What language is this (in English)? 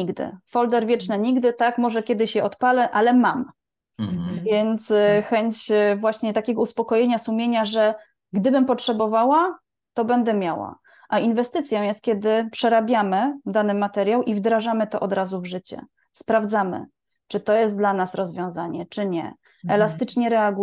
Polish